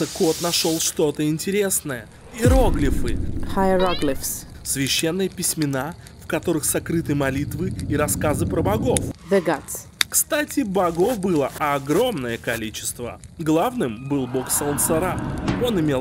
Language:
Russian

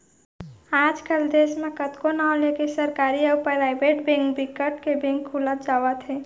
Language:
Chhattisgarhi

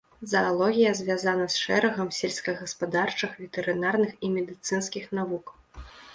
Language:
Belarusian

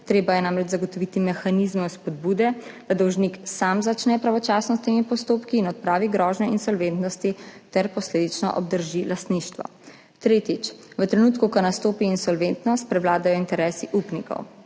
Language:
Slovenian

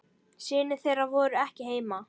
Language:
Icelandic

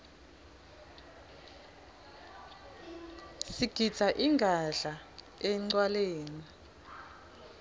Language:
Swati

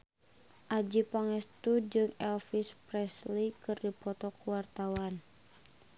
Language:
Sundanese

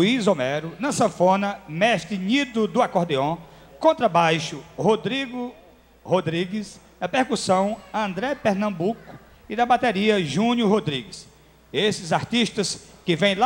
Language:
Portuguese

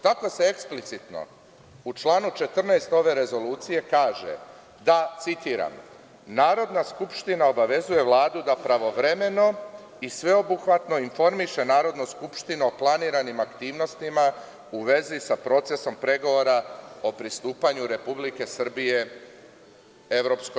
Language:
Serbian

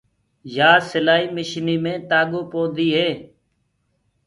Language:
Gurgula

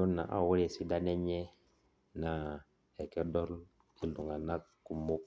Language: Masai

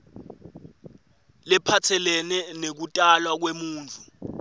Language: Swati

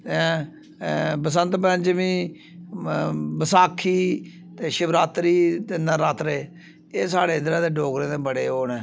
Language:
Dogri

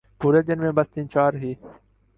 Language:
Urdu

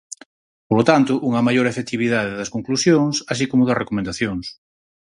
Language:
Galician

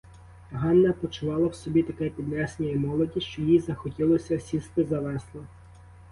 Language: Ukrainian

